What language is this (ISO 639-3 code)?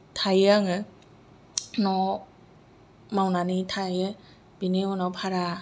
brx